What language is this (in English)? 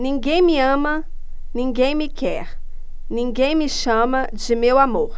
Portuguese